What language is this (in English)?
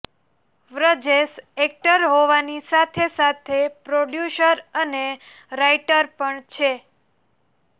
Gujarati